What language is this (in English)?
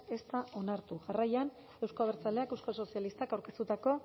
Basque